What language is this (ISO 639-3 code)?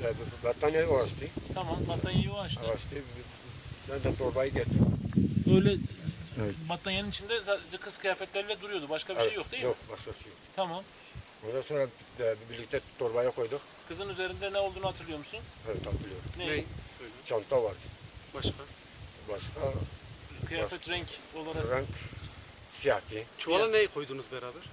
tur